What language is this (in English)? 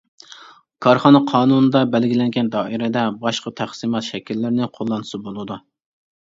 Uyghur